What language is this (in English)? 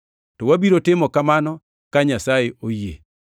Luo (Kenya and Tanzania)